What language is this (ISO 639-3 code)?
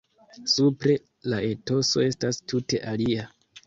epo